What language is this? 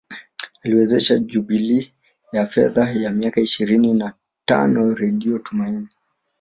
Swahili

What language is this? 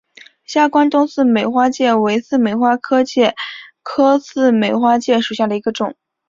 Chinese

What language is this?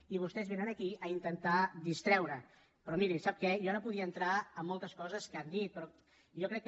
Catalan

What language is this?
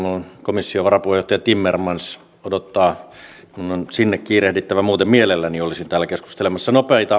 Finnish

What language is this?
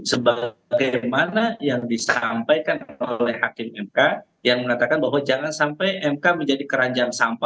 Indonesian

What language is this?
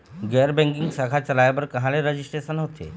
Chhattisgarhi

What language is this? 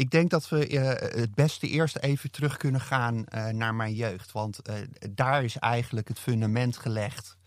Dutch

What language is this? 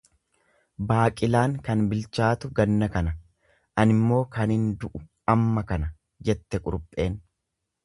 Oromo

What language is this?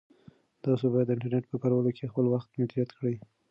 Pashto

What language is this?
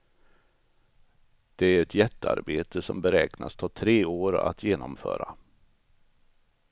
Swedish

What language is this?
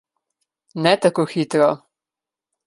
Slovenian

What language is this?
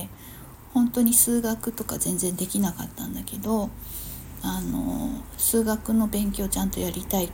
Japanese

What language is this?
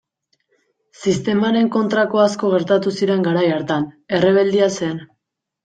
Basque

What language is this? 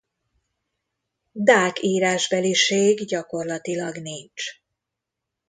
Hungarian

